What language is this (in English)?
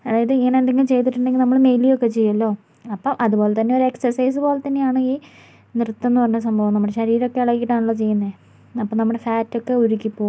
Malayalam